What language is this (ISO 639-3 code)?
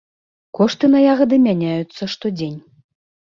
bel